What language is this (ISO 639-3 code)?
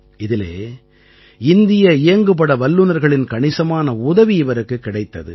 tam